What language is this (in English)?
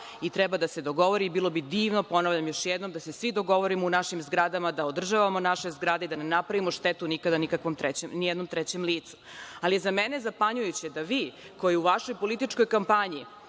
Serbian